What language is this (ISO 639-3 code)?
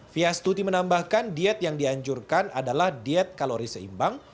ind